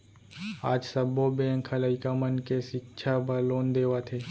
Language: Chhattisgarhi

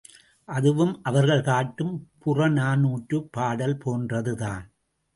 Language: Tamil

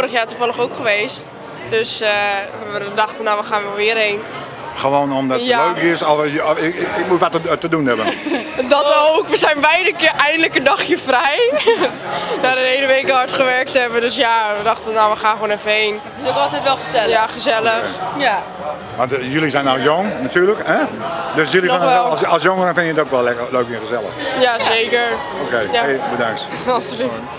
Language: Dutch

